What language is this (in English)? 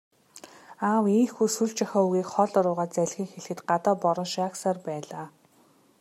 Mongolian